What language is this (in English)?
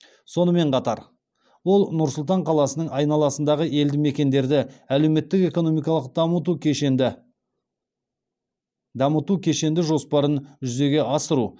Kazakh